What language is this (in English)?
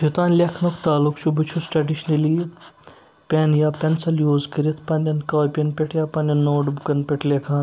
Kashmiri